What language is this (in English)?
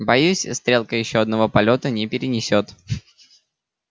Russian